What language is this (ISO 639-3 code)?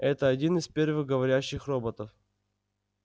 rus